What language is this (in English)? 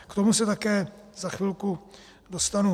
Czech